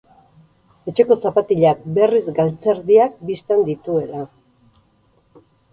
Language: Basque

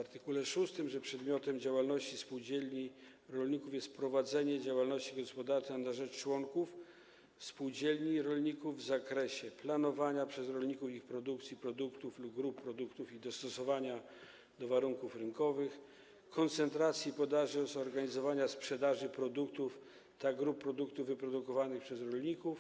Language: Polish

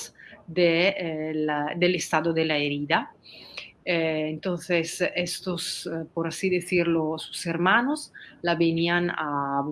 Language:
Spanish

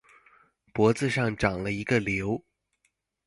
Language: Chinese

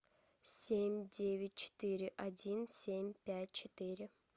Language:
Russian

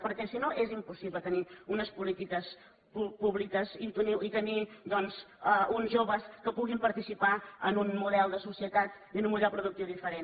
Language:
Catalan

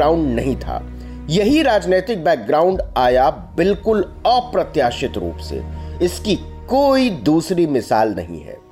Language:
Hindi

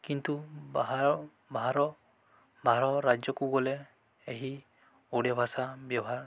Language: Odia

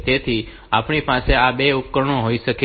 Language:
Gujarati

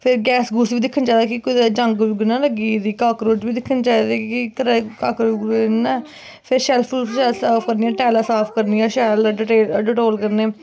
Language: Dogri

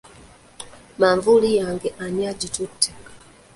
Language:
Ganda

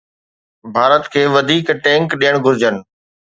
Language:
Sindhi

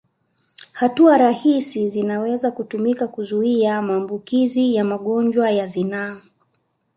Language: Swahili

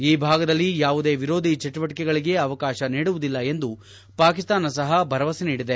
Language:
Kannada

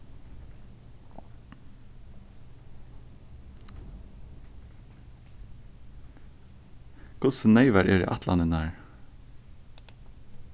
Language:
Faroese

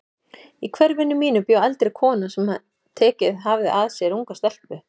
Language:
Icelandic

